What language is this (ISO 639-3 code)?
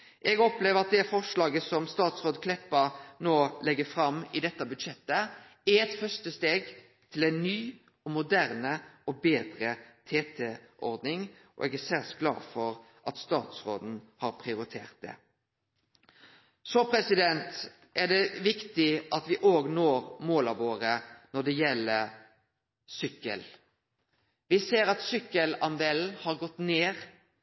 nno